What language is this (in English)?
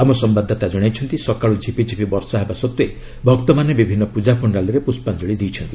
Odia